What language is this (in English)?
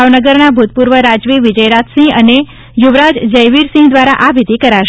Gujarati